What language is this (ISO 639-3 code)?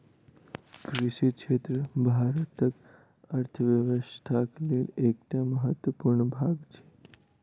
mai